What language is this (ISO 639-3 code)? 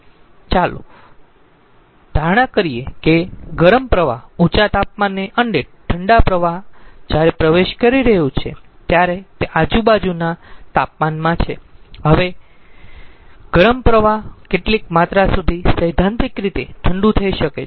guj